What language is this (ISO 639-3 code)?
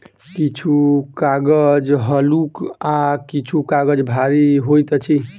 mai